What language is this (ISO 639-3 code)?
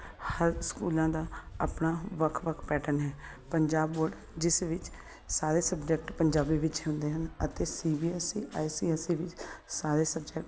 pan